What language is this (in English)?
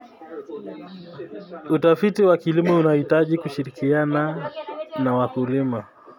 Kalenjin